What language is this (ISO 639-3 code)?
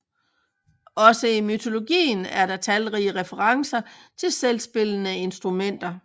dan